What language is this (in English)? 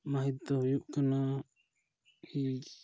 Santali